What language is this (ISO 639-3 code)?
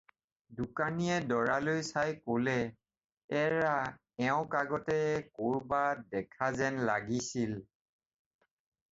asm